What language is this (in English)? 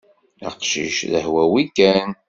Kabyle